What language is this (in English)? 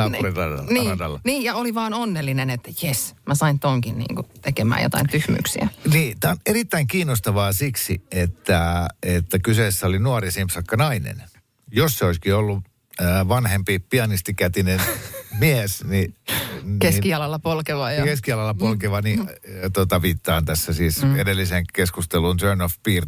Finnish